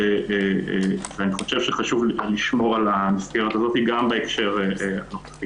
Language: Hebrew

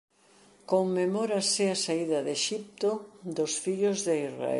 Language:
Galician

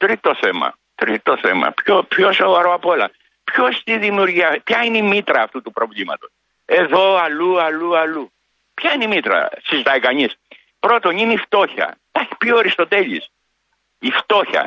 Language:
Greek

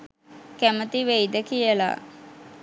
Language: Sinhala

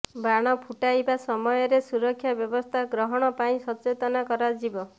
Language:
Odia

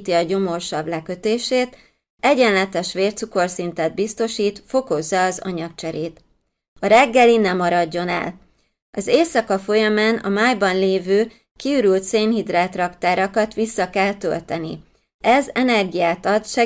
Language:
Hungarian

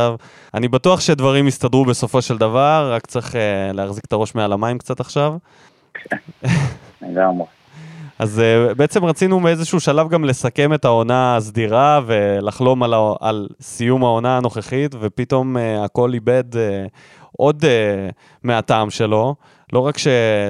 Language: Hebrew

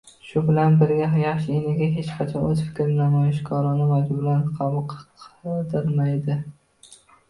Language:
Uzbek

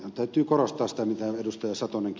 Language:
Finnish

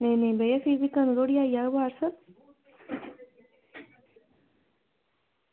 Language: Dogri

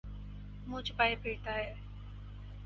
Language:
Urdu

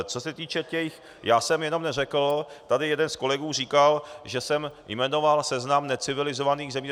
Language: Czech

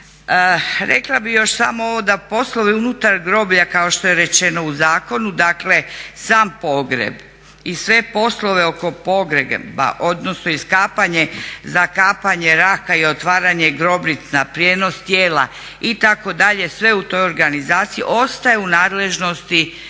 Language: Croatian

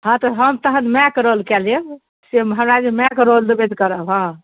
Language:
Maithili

